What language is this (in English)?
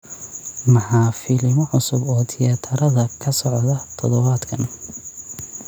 Somali